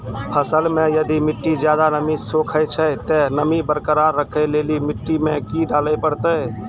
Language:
Maithili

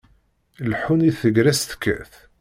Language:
Kabyle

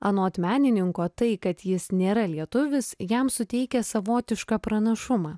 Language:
Lithuanian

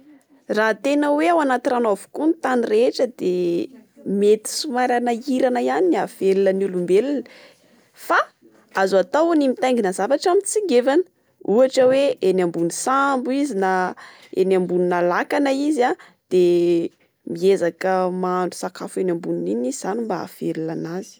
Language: Malagasy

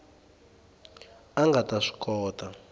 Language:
Tsonga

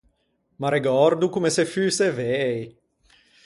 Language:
Ligurian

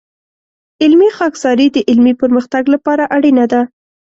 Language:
Pashto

